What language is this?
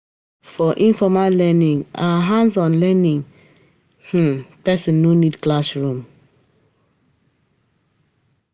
Nigerian Pidgin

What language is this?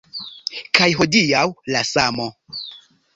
Esperanto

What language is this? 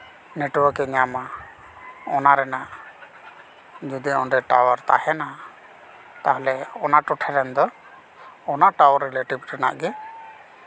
Santali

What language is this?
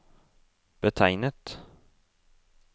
Norwegian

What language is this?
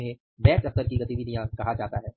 Hindi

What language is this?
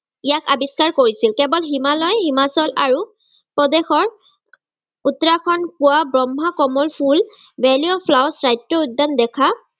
Assamese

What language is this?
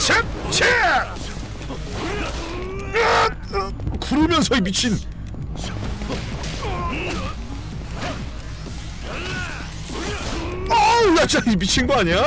Korean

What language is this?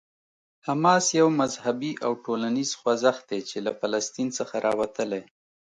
Pashto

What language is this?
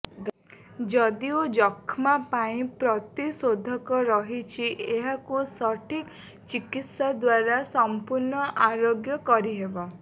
Odia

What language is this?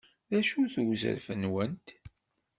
Kabyle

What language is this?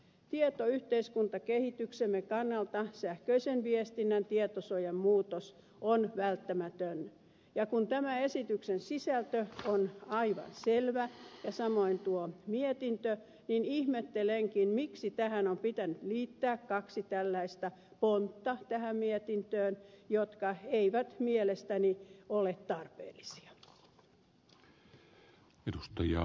Finnish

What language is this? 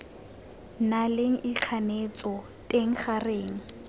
Tswana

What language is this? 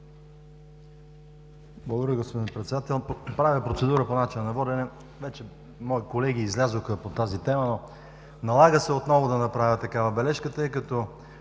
Bulgarian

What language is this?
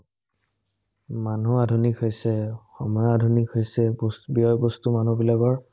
Assamese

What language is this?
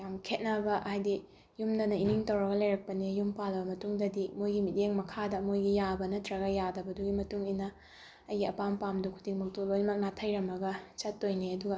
Manipuri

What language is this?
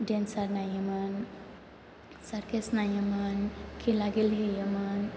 Bodo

